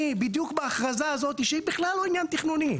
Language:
Hebrew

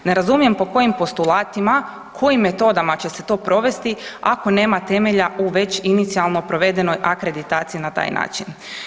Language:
Croatian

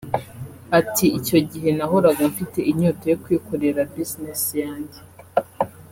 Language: Kinyarwanda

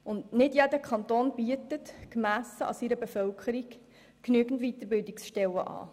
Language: Swiss German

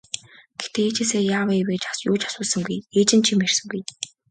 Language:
Mongolian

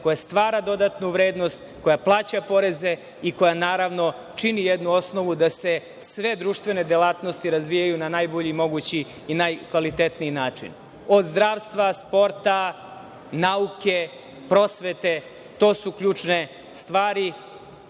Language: Serbian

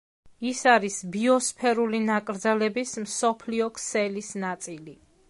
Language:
Georgian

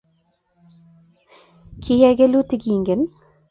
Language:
Kalenjin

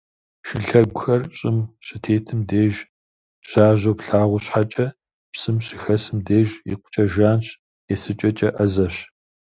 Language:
Kabardian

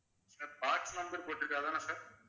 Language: Tamil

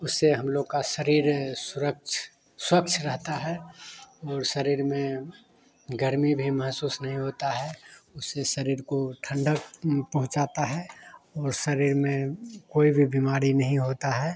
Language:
Hindi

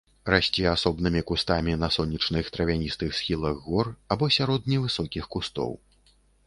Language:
Belarusian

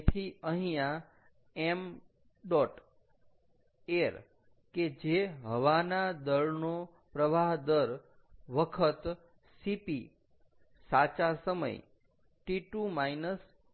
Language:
Gujarati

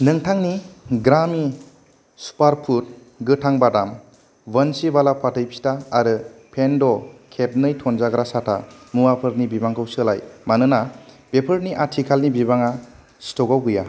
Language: Bodo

